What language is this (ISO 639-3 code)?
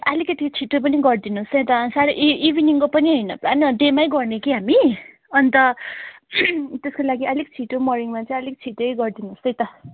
nep